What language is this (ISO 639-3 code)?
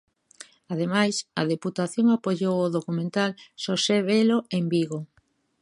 glg